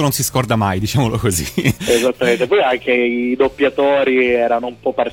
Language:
Italian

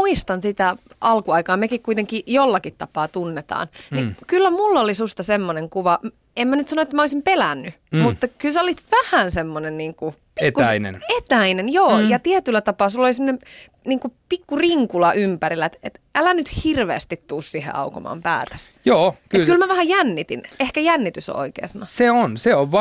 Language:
Finnish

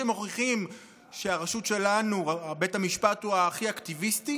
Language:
Hebrew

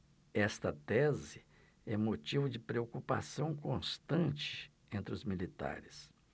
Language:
Portuguese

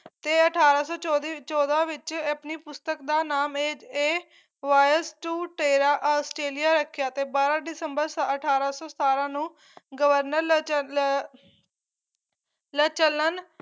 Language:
Punjabi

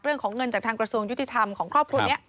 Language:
Thai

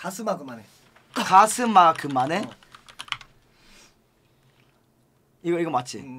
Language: Korean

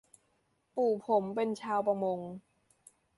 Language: Thai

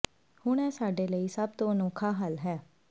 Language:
Punjabi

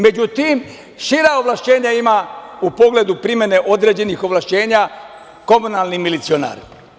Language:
Serbian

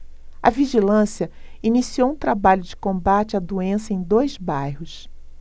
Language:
Portuguese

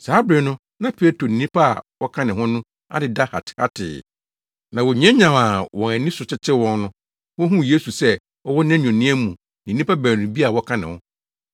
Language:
Akan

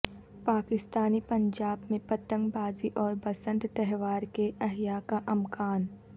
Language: Urdu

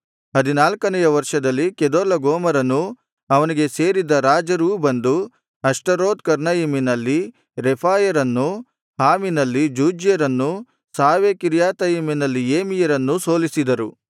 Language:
Kannada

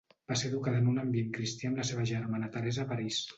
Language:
Catalan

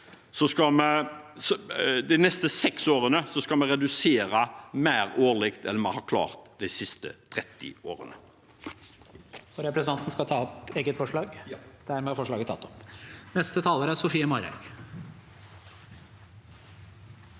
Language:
Norwegian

